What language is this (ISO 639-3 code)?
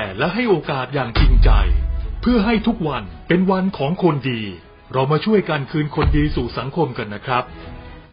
tha